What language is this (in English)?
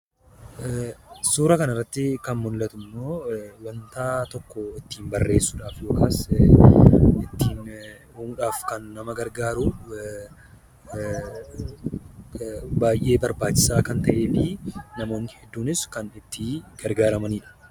Oromo